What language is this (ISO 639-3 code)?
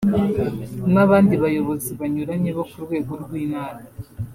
kin